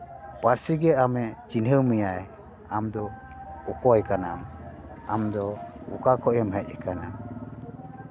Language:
Santali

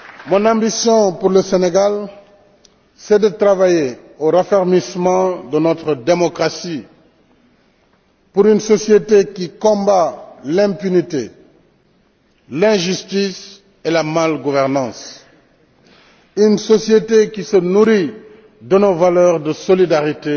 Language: French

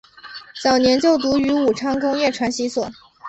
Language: Chinese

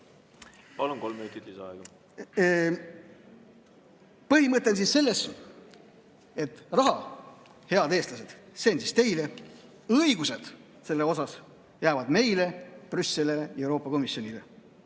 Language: Estonian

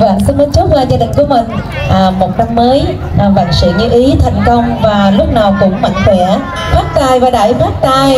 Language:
Vietnamese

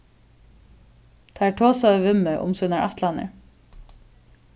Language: Faroese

